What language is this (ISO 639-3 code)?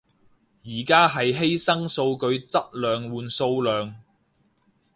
yue